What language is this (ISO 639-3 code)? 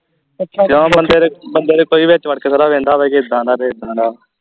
pan